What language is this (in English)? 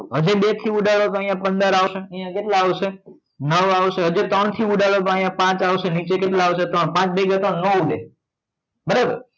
Gujarati